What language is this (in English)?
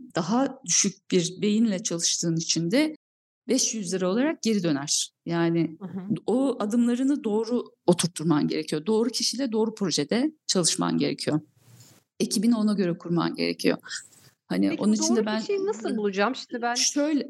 Turkish